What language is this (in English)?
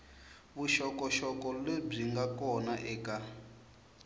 Tsonga